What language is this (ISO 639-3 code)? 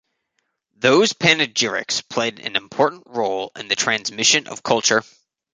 eng